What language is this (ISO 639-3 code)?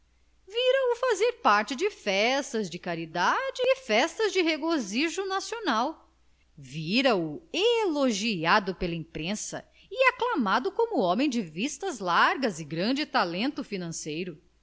por